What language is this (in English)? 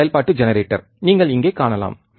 Tamil